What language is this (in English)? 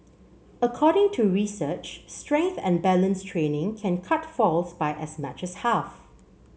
English